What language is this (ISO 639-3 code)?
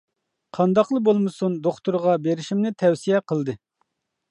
uig